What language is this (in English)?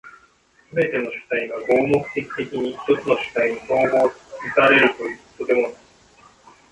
Japanese